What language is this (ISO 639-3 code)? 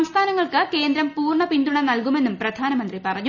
mal